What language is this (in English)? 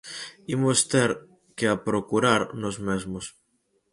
Galician